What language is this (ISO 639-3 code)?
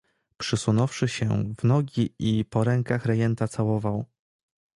pol